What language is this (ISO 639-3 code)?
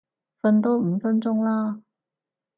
yue